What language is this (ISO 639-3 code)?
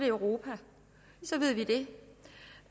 dan